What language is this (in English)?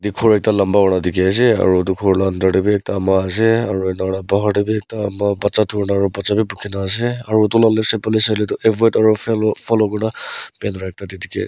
Naga Pidgin